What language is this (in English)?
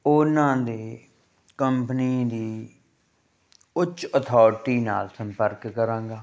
Punjabi